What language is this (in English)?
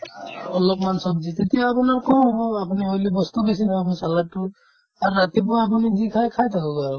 Assamese